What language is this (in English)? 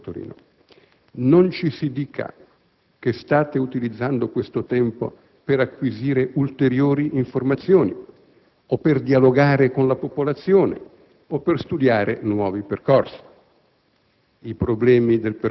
Italian